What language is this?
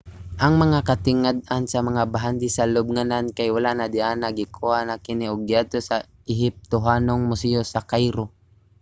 Cebuano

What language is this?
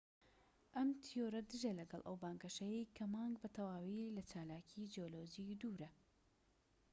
Central Kurdish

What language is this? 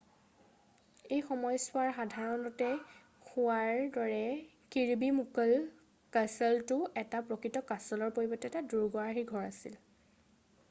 Assamese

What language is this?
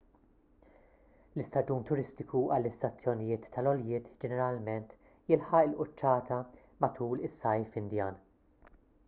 Maltese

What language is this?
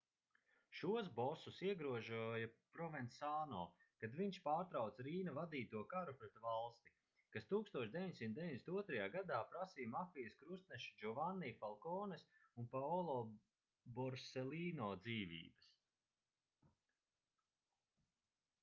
Latvian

